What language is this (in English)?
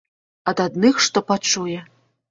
Belarusian